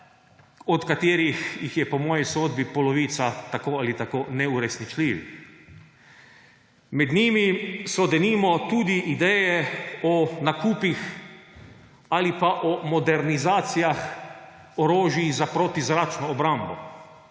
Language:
Slovenian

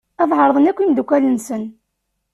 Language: Kabyle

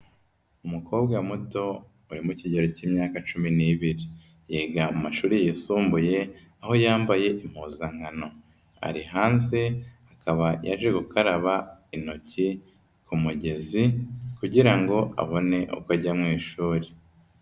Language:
Kinyarwanda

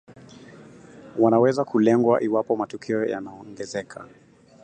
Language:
Swahili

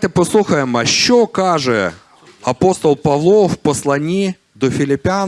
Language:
Ukrainian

